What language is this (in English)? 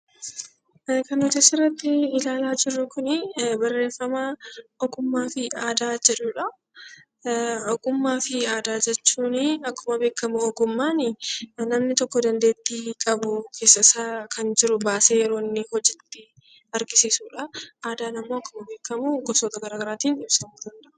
Oromo